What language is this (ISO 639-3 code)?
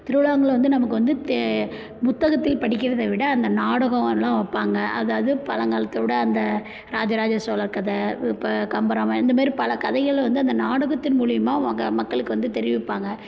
tam